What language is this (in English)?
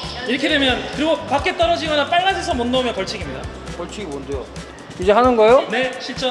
Korean